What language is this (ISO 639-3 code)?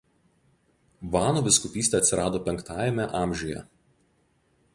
lit